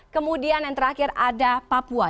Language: Indonesian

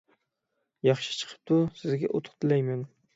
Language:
Uyghur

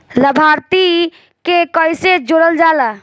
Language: Bhojpuri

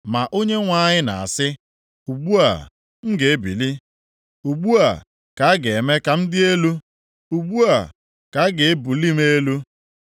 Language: Igbo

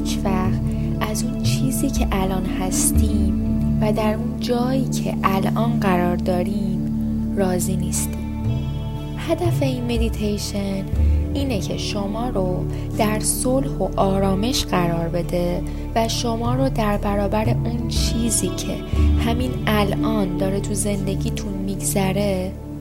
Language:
Persian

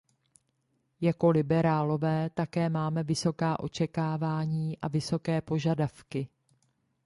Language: Czech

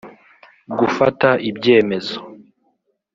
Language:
Kinyarwanda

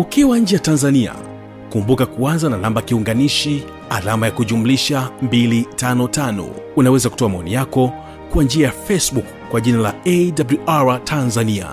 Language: Swahili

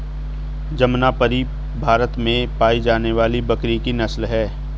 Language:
Hindi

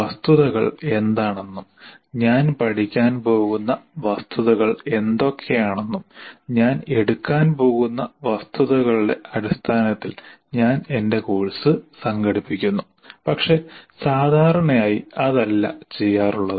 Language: Malayalam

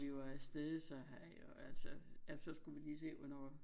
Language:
Danish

